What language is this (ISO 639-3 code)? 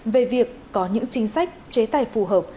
vie